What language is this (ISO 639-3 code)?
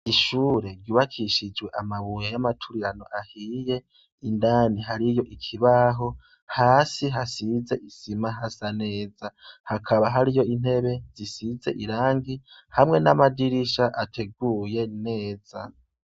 run